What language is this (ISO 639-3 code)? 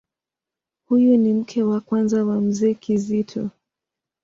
swa